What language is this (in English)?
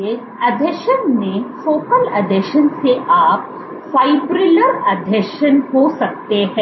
Hindi